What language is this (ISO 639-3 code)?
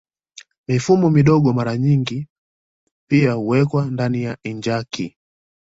swa